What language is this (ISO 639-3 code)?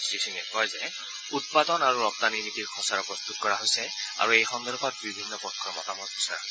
asm